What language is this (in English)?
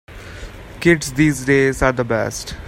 English